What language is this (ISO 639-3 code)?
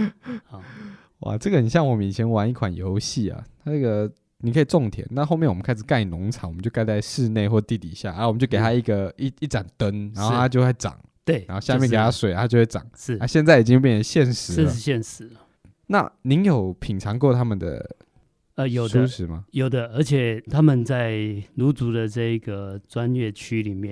zho